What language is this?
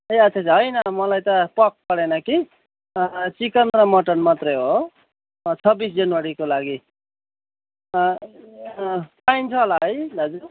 Nepali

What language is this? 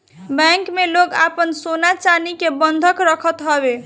Bhojpuri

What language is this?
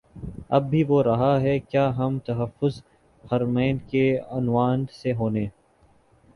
Urdu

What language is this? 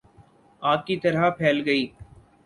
Urdu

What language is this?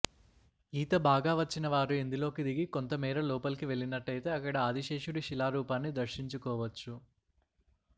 Telugu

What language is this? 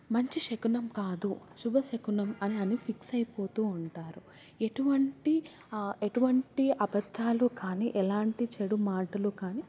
Telugu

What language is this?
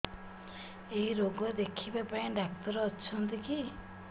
Odia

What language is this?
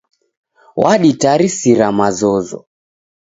Taita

